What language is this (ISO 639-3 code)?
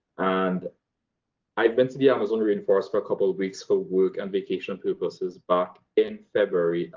eng